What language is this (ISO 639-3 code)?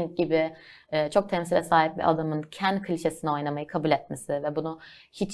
tur